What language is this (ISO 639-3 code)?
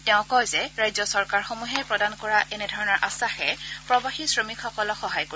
asm